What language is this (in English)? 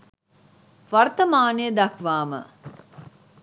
Sinhala